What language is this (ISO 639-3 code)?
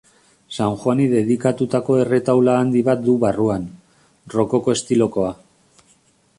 eus